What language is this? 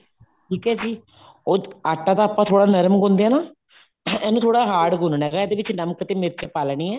Punjabi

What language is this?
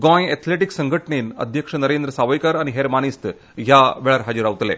Konkani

